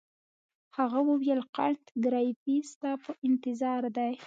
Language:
Pashto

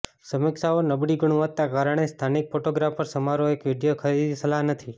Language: Gujarati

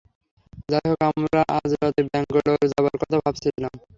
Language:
Bangla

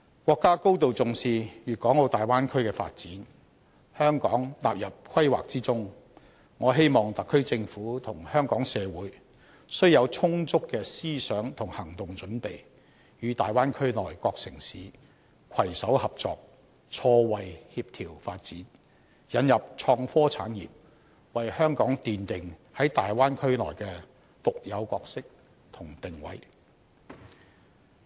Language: Cantonese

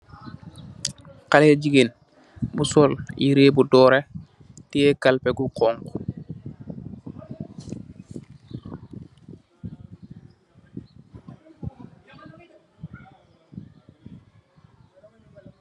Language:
Wolof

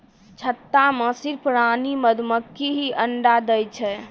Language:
Maithili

